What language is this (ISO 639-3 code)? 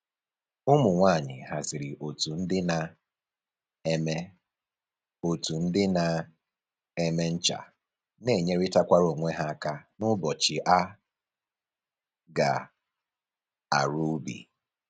ibo